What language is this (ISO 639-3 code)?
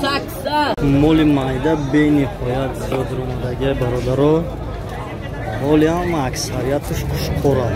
tur